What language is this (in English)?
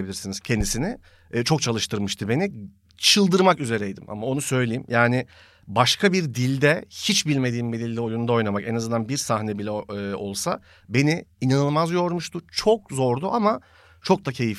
Turkish